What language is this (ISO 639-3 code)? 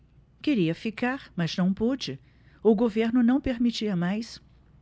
por